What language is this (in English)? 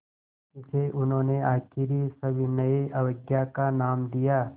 Hindi